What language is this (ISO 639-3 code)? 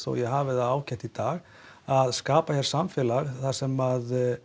isl